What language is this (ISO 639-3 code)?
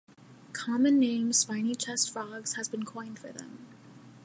eng